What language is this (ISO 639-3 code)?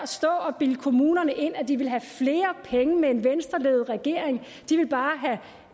dan